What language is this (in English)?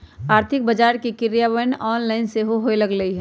Magahi